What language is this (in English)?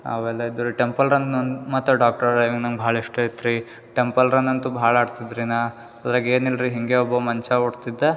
Kannada